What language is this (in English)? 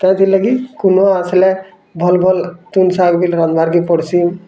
Odia